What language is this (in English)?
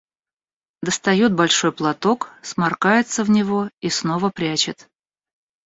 Russian